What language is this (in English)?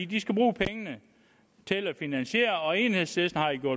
Danish